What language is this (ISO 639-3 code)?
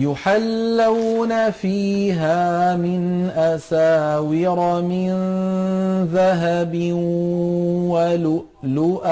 ara